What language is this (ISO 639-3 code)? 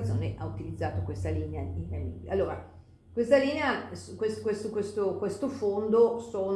ita